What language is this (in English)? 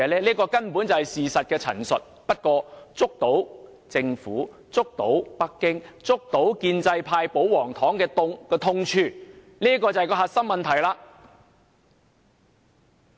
Cantonese